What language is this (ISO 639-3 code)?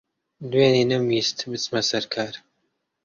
ckb